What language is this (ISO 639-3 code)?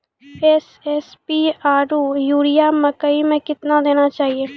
mai